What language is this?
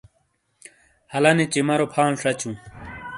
Shina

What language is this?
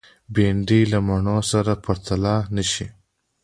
Pashto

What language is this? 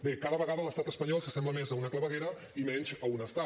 Catalan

